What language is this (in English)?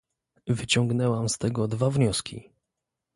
Polish